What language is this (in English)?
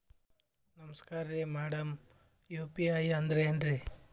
Kannada